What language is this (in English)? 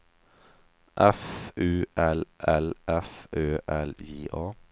Swedish